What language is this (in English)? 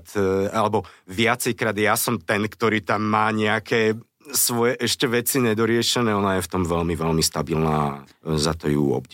Slovak